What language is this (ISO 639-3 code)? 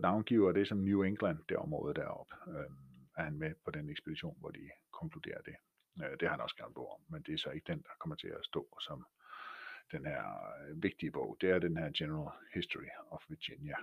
dan